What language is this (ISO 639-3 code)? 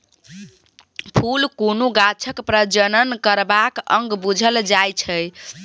mai